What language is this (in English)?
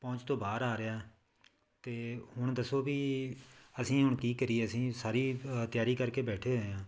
Punjabi